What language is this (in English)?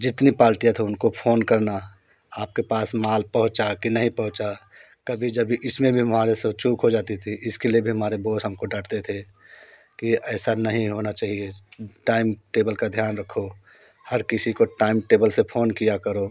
Hindi